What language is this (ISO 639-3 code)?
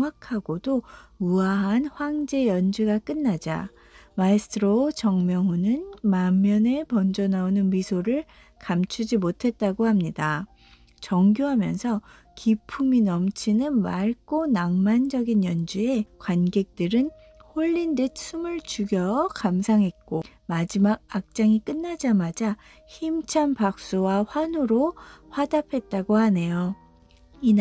kor